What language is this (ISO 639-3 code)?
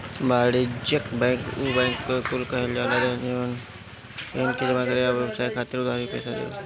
bho